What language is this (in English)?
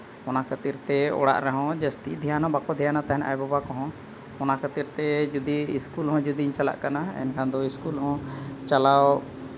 Santali